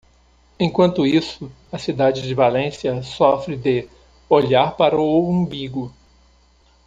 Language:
Portuguese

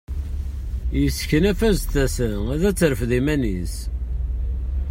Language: Kabyle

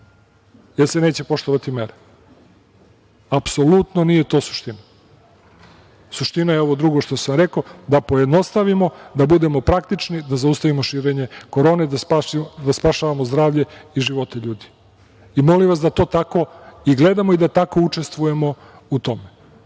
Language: Serbian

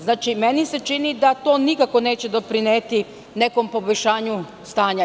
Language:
Serbian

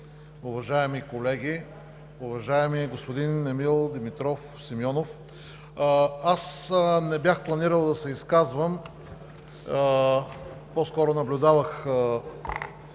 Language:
Bulgarian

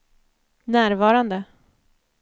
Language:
Swedish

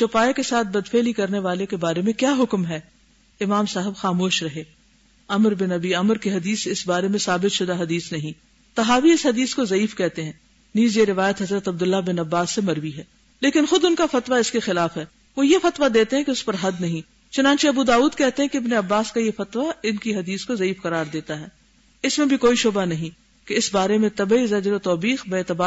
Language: Urdu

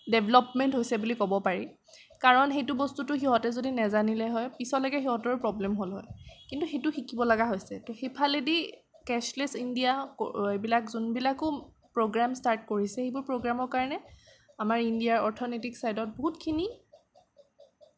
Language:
Assamese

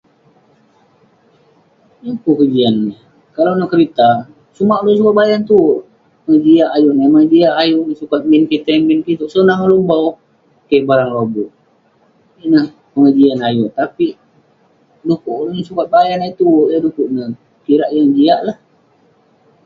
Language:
Western Penan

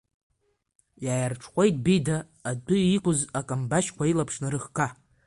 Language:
Abkhazian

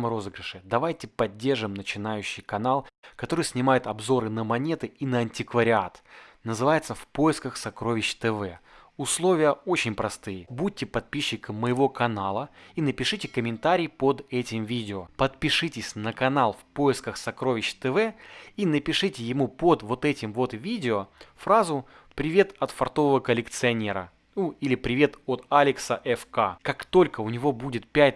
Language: Russian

